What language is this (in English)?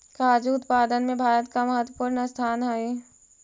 Magahi